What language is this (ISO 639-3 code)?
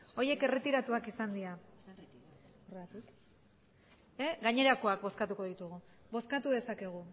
eus